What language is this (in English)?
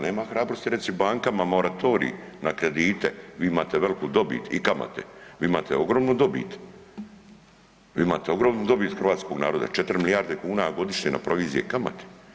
Croatian